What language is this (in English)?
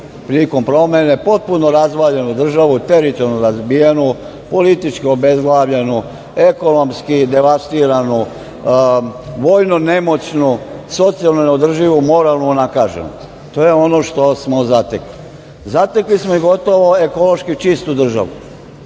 Serbian